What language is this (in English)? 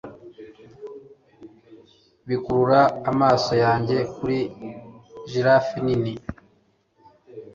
Kinyarwanda